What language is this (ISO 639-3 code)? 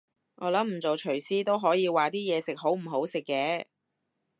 yue